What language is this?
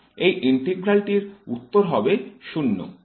Bangla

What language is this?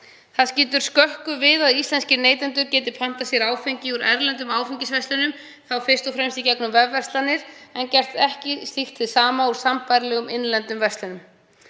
Icelandic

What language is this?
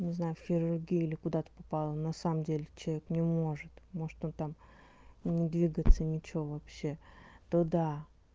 Russian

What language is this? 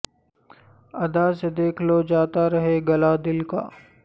Urdu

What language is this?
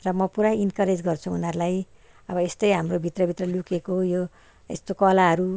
Nepali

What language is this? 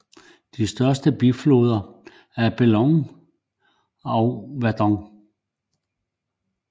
Danish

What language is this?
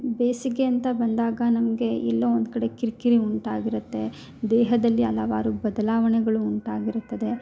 Kannada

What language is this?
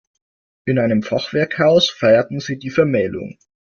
German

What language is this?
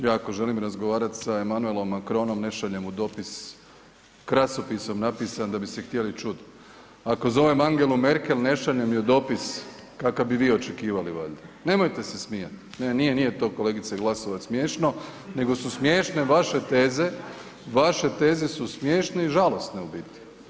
Croatian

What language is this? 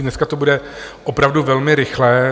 Czech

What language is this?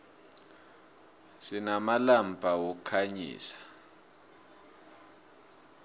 South Ndebele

